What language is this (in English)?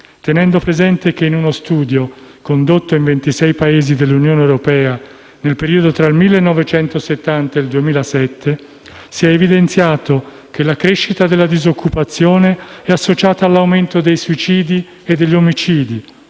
Italian